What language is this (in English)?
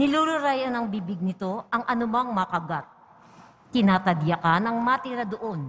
Filipino